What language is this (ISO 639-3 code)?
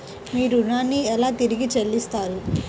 tel